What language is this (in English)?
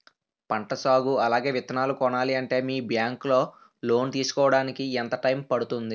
Telugu